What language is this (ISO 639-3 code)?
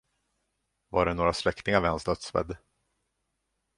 swe